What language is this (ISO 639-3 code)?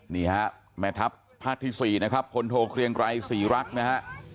tha